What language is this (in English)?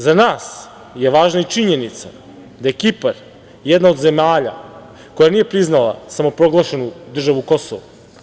Serbian